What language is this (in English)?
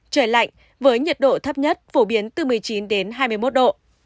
Vietnamese